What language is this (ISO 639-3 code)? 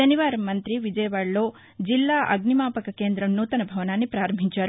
tel